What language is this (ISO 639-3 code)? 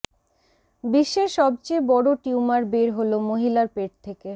ben